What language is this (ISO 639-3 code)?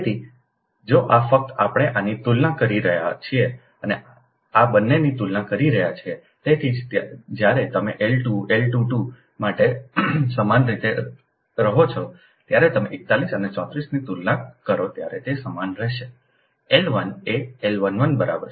guj